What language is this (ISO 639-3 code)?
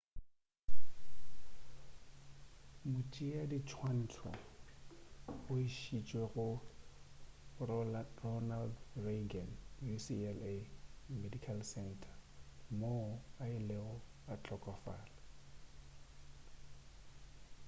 nso